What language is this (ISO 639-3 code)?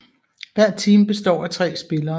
dan